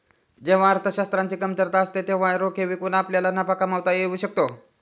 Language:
Marathi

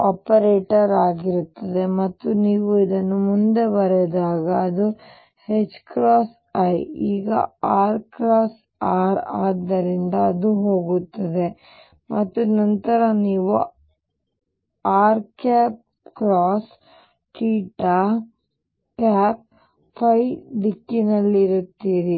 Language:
Kannada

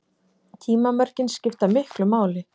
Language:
Icelandic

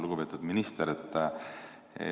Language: Estonian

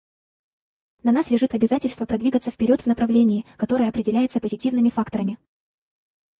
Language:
Russian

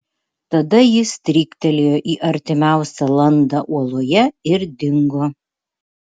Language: Lithuanian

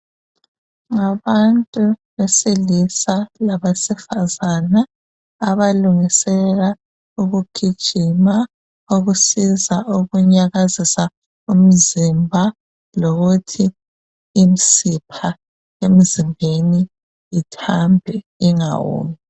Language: North Ndebele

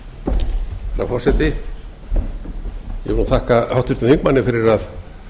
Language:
Icelandic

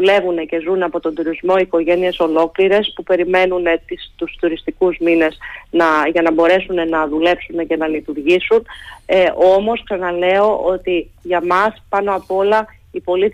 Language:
Greek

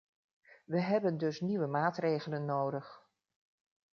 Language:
Dutch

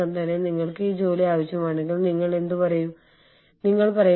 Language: Malayalam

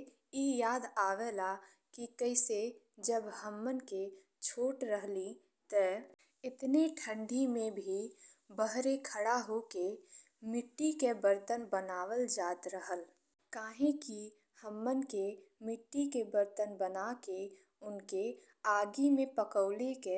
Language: Bhojpuri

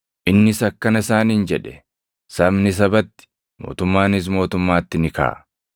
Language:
Oromo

